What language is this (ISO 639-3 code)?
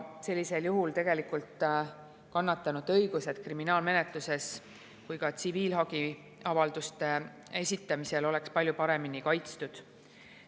est